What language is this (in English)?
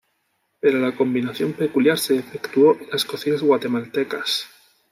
Spanish